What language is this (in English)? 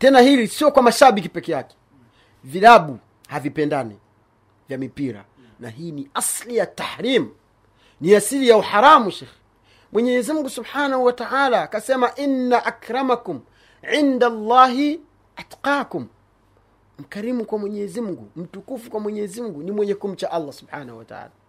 Swahili